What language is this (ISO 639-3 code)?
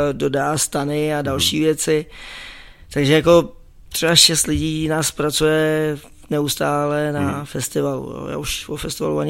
ces